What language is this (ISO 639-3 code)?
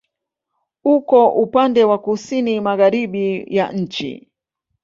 swa